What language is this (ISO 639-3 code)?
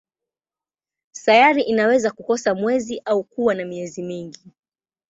swa